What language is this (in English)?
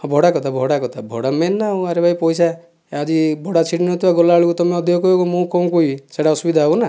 Odia